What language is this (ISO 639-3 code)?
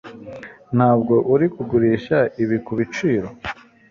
kin